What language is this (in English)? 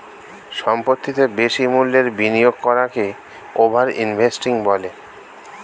Bangla